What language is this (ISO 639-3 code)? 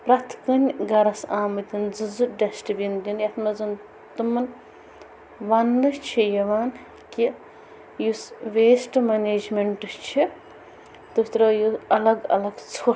kas